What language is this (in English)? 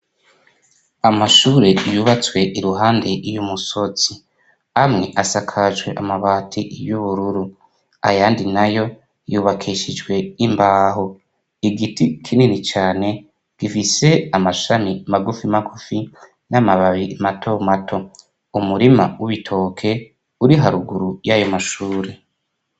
Rundi